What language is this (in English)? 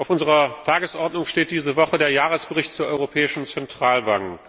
German